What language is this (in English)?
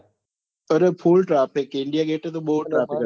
Gujarati